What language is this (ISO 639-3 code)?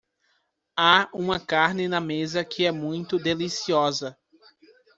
por